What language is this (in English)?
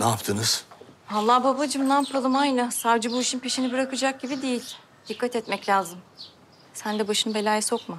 Turkish